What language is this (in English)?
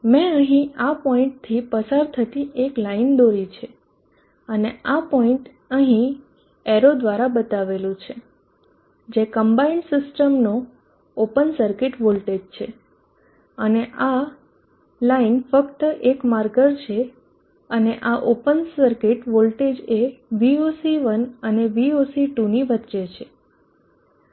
Gujarati